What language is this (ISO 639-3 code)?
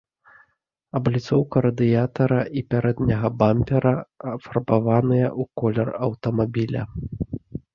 bel